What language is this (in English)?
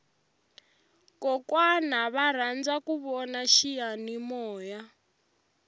Tsonga